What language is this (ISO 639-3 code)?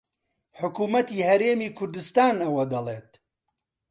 ckb